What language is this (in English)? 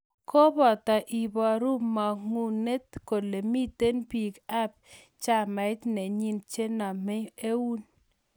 Kalenjin